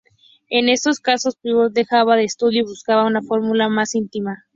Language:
Spanish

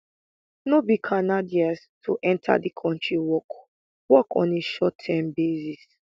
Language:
Nigerian Pidgin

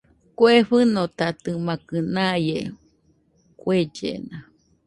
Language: Nüpode Huitoto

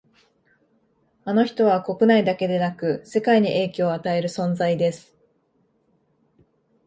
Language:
Japanese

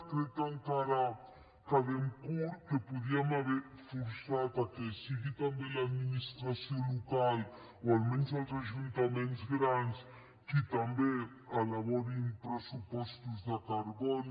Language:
Catalan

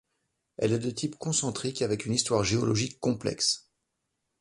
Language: French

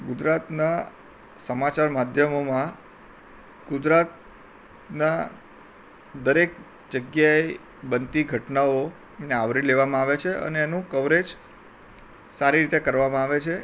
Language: Gujarati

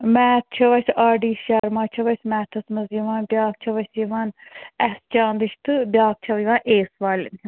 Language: Kashmiri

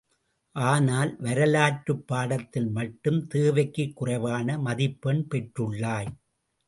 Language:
Tamil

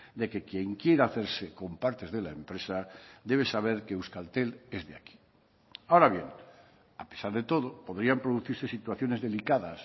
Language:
Spanish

